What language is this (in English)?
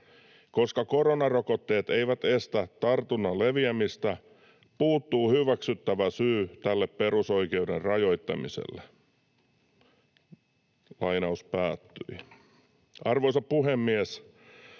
Finnish